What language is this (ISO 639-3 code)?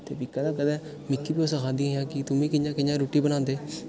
doi